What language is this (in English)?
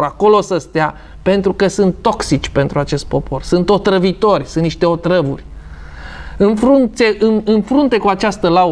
Romanian